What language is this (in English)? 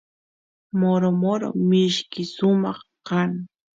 Santiago del Estero Quichua